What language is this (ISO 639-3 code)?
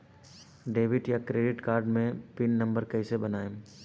bho